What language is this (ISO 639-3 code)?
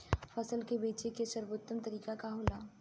bho